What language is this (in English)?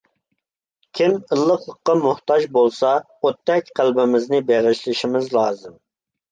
Uyghur